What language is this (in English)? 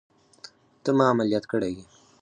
Pashto